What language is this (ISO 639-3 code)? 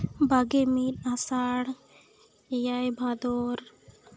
sat